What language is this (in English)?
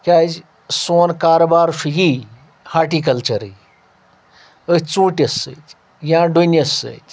Kashmiri